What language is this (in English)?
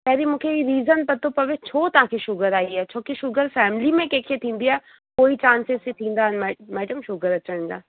Sindhi